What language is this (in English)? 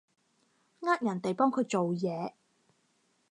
Cantonese